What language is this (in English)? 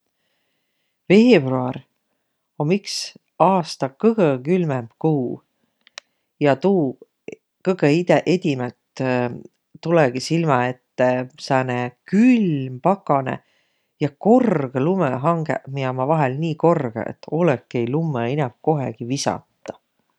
Võro